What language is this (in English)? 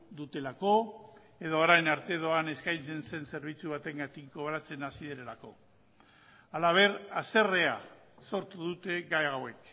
Basque